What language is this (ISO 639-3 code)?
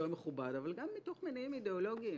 heb